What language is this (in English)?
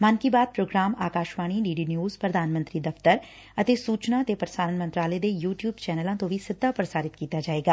Punjabi